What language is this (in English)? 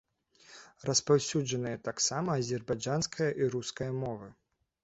Belarusian